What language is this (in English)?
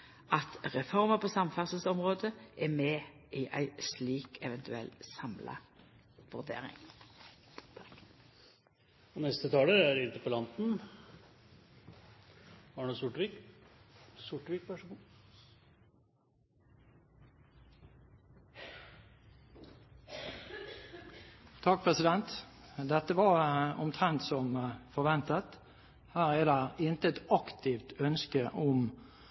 Norwegian